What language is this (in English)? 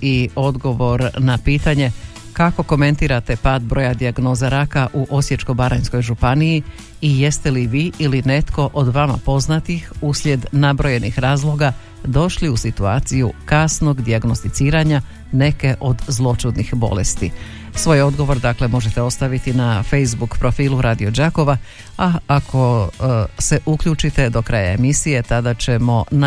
Croatian